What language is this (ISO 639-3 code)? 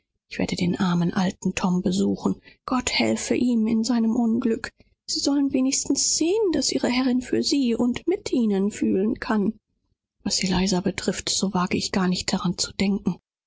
deu